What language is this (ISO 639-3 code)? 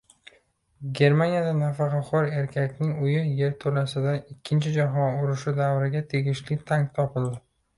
uzb